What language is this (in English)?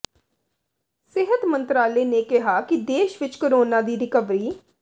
Punjabi